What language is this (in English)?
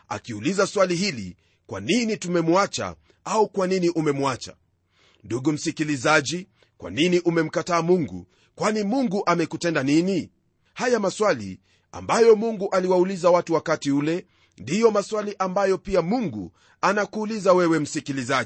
Swahili